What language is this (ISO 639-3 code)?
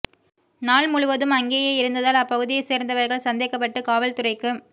tam